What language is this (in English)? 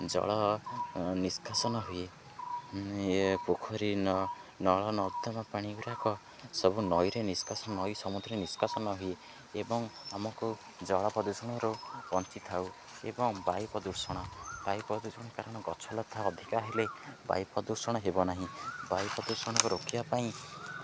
Odia